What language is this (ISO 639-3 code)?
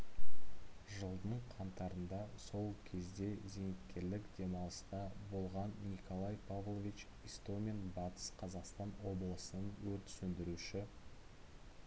kaz